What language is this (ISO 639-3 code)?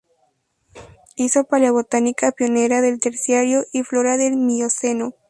spa